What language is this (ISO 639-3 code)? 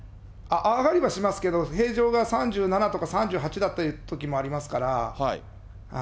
jpn